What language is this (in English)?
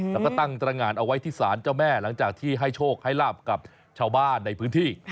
Thai